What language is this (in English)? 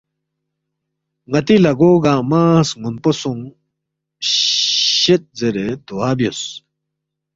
Balti